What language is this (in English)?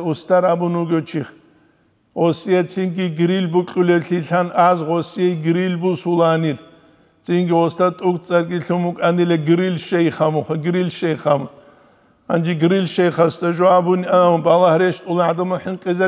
Arabic